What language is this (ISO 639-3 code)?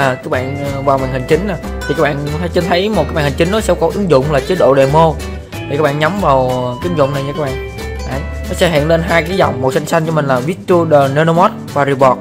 vie